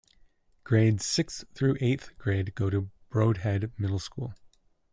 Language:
English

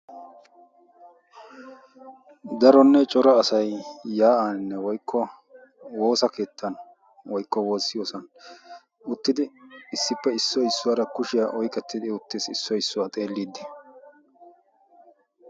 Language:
Wolaytta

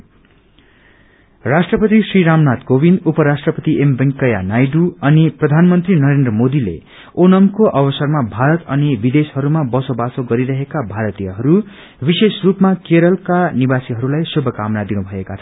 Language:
Nepali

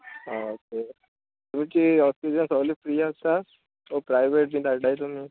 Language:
Konkani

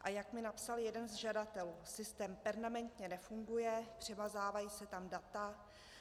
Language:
Czech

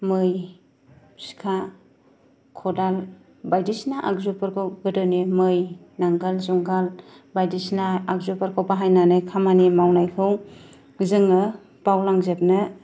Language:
Bodo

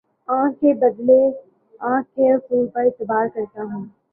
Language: Urdu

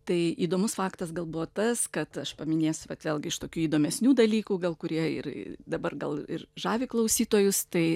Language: Lithuanian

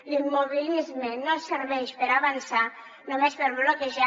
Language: Catalan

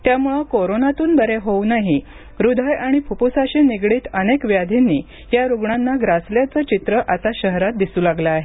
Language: Marathi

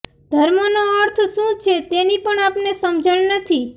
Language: Gujarati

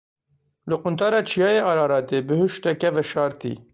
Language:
Kurdish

